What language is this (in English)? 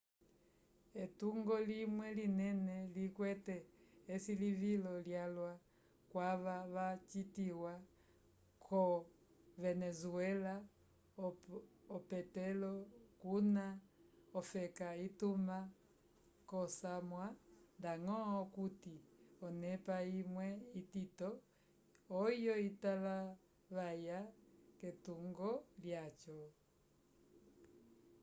Umbundu